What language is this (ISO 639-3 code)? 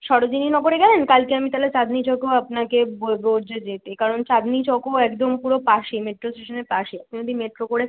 ben